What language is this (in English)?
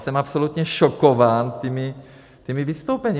Czech